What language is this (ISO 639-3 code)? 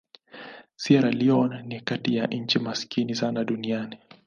swa